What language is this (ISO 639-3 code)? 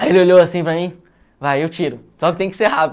por